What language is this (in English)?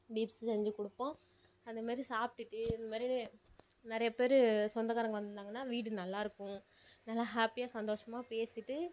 Tamil